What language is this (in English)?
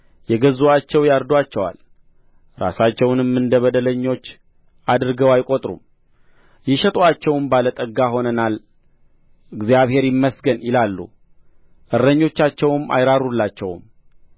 Amharic